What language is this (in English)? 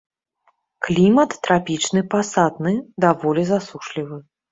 Belarusian